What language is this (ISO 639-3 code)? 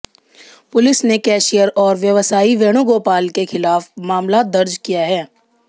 hin